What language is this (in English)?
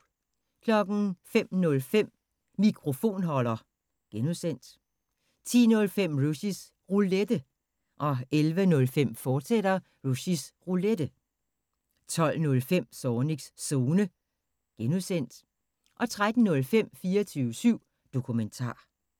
Danish